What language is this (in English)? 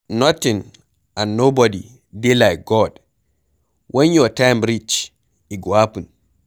Nigerian Pidgin